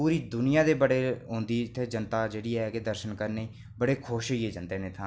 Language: Dogri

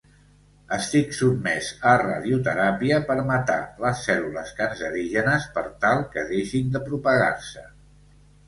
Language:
Catalan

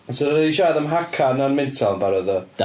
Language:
Welsh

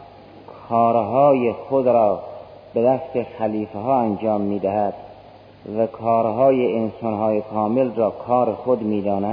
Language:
Persian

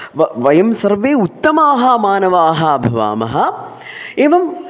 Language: Sanskrit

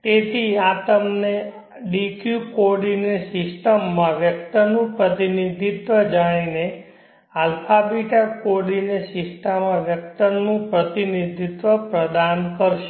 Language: Gujarati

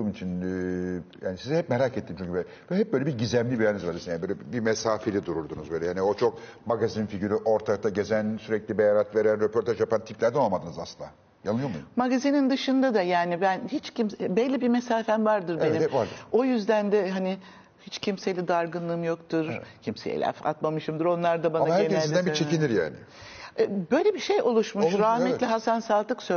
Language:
Turkish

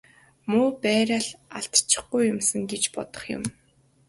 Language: Mongolian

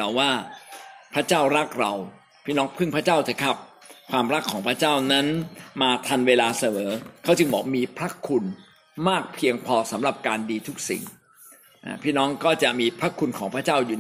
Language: Thai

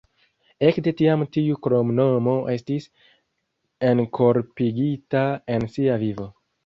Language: Esperanto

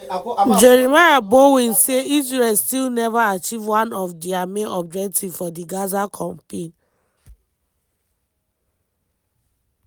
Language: Nigerian Pidgin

